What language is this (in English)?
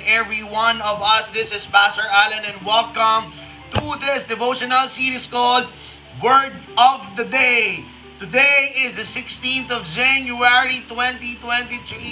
Filipino